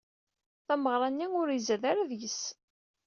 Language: Kabyle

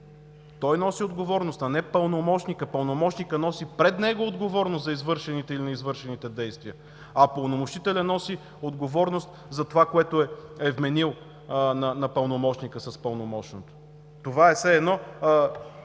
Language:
Bulgarian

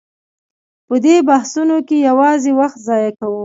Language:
Pashto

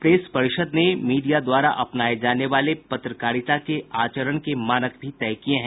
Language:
Hindi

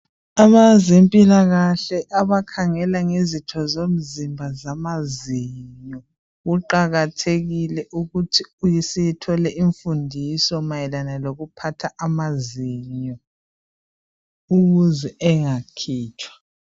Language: North Ndebele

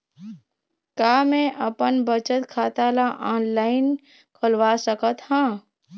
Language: Chhattisgarhi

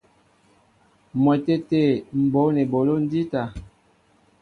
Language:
Mbo (Cameroon)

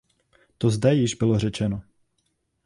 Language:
Czech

